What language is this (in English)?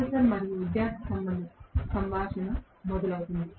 Telugu